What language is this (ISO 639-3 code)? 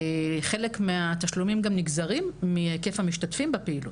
heb